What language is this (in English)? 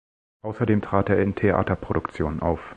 German